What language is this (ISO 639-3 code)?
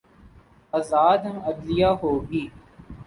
urd